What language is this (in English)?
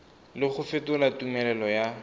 Tswana